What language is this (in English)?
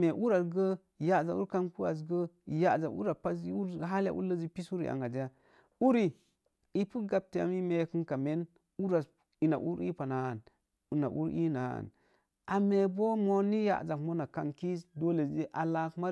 Mom Jango